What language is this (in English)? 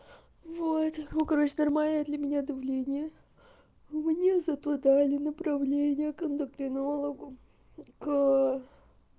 Russian